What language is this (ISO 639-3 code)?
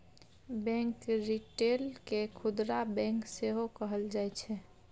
mai